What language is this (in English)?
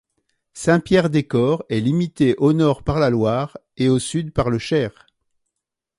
French